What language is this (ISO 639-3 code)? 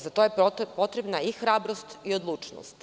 srp